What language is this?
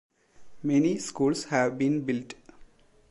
English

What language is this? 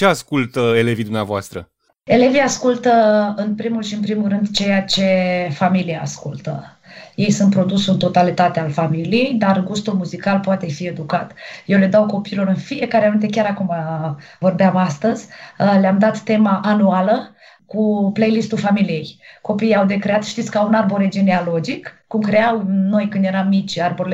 Romanian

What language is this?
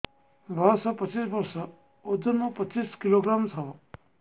Odia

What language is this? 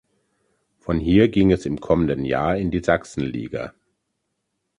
German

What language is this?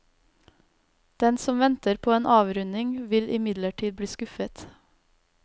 Norwegian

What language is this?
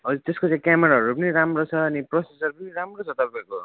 Nepali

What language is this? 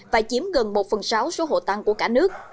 Vietnamese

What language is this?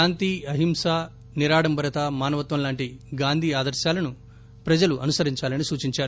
Telugu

